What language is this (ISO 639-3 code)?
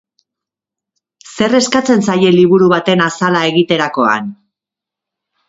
eus